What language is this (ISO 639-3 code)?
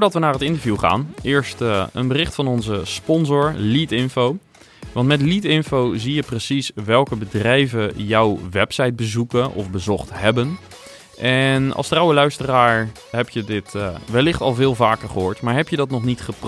nld